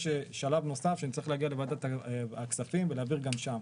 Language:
Hebrew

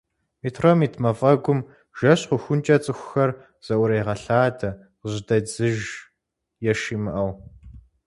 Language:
Kabardian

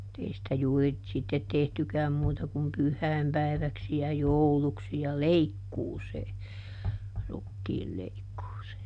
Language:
Finnish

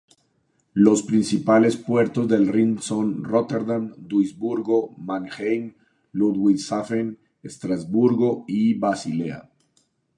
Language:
Spanish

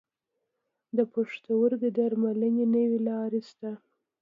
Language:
Pashto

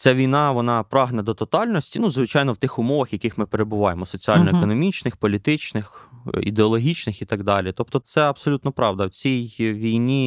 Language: Ukrainian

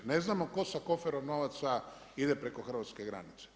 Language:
Croatian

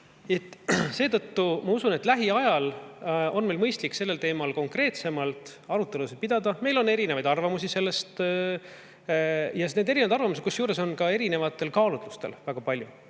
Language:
Estonian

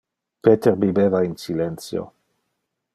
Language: Interlingua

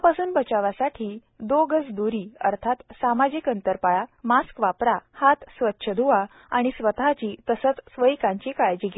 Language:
Marathi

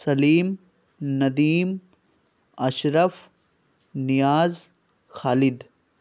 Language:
Urdu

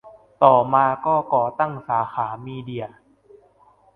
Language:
Thai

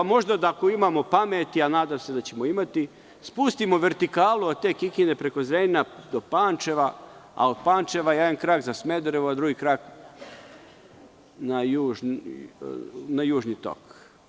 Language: Serbian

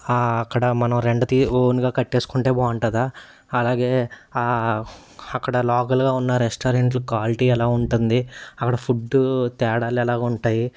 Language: Telugu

